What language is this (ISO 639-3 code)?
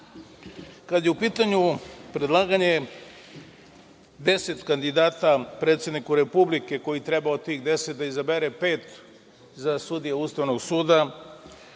srp